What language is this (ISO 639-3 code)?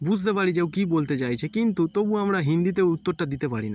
ben